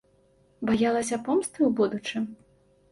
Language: Belarusian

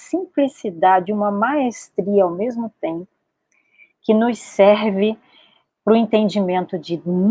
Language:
Portuguese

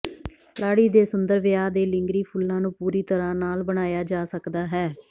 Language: Punjabi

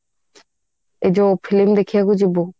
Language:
Odia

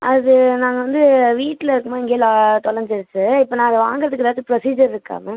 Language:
Tamil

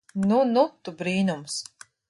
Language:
Latvian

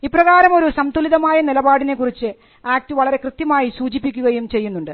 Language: Malayalam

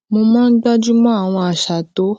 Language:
Yoruba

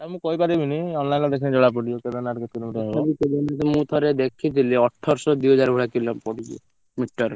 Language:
Odia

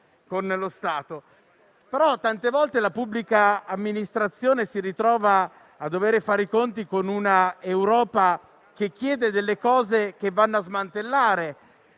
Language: Italian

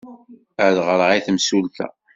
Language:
Kabyle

